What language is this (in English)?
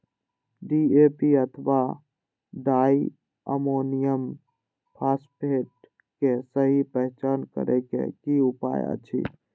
Maithili